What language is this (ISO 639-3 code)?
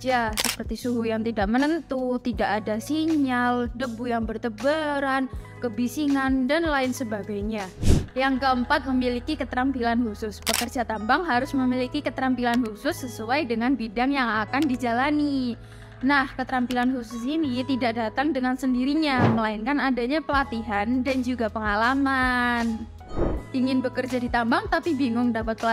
ind